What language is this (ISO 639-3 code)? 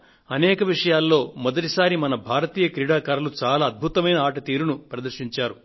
tel